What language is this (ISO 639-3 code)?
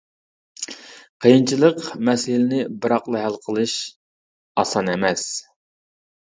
uig